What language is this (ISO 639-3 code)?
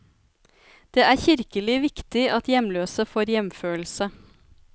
nor